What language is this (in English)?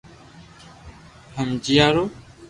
Loarki